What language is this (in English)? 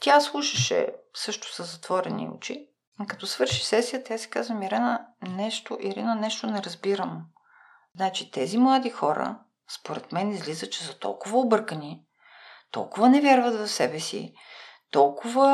Bulgarian